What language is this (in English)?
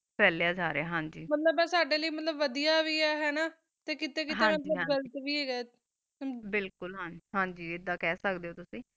Punjabi